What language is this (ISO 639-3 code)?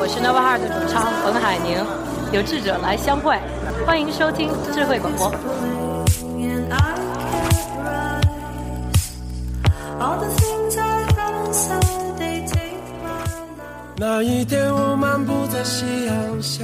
zho